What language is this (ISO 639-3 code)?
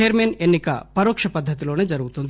tel